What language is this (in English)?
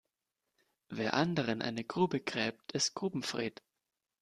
German